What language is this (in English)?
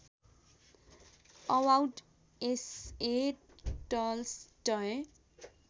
Nepali